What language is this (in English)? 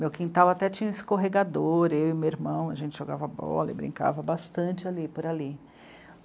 Portuguese